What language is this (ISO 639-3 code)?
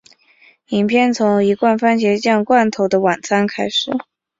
zho